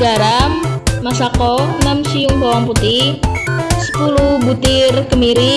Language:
Indonesian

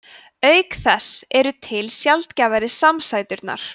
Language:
Icelandic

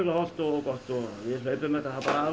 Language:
Icelandic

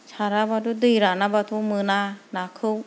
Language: Bodo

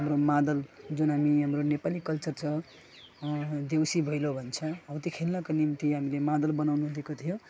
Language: Nepali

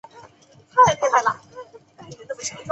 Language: Chinese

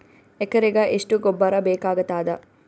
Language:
Kannada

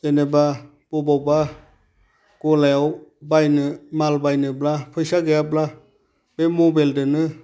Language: Bodo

